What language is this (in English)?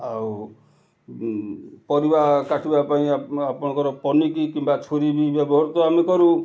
Odia